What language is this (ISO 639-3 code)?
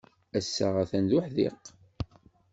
kab